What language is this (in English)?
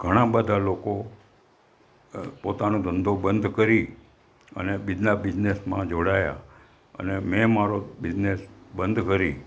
Gujarati